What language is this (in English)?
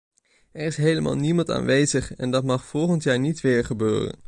Dutch